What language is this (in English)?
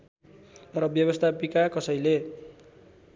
Nepali